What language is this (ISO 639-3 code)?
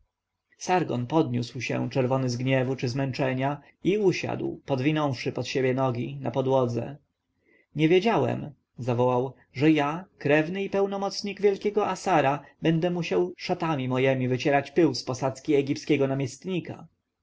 pol